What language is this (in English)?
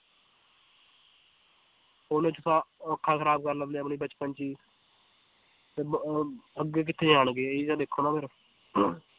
Punjabi